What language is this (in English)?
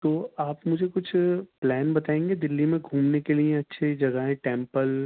Urdu